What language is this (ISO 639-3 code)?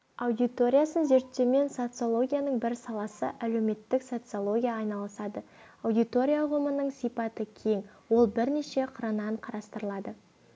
kaz